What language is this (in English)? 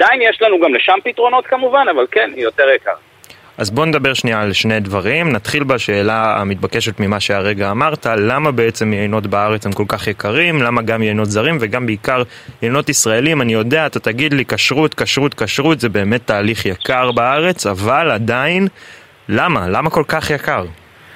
Hebrew